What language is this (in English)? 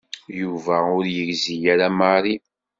Kabyle